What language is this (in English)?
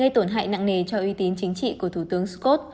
Vietnamese